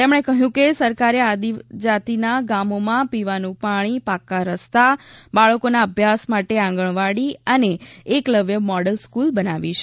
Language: Gujarati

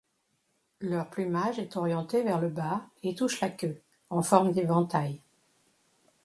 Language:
French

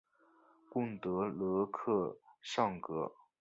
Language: Chinese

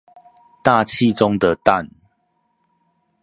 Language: Chinese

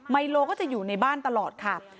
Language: Thai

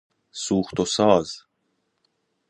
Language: Persian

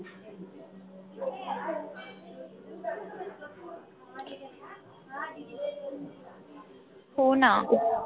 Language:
Marathi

